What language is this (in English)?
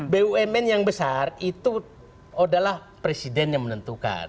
Indonesian